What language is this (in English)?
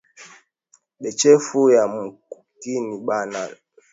Swahili